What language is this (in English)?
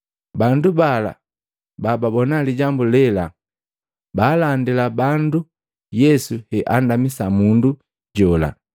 Matengo